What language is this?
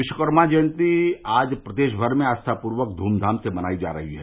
Hindi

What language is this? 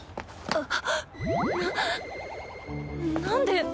Japanese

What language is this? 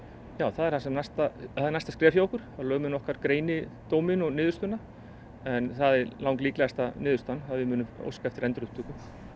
Icelandic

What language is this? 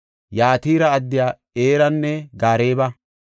Gofa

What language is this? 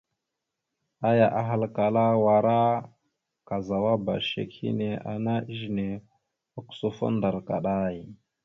Mada (Cameroon)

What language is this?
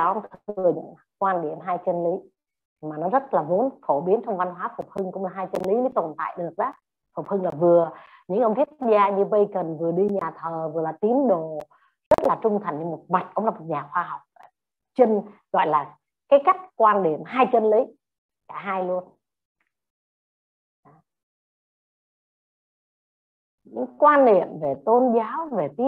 Vietnamese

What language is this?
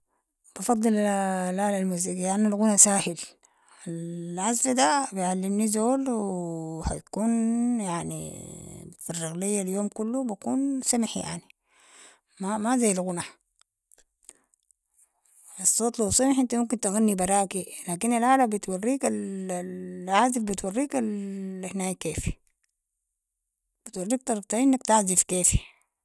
Sudanese Arabic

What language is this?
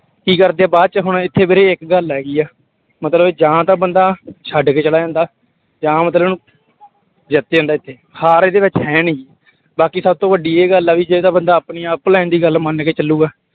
Punjabi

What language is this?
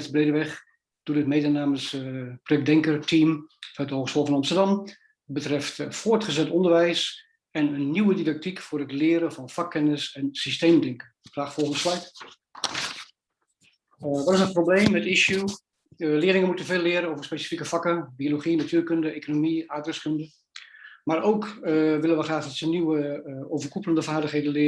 Dutch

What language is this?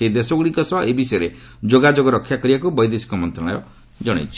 Odia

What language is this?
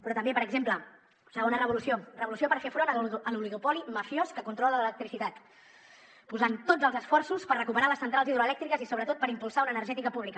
Catalan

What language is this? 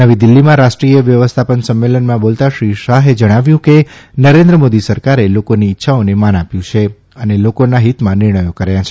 Gujarati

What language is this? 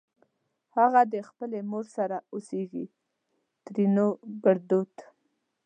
Pashto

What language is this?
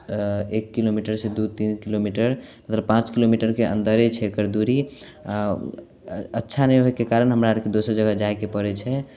Maithili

